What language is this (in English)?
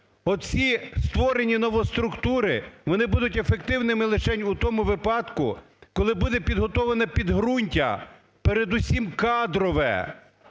Ukrainian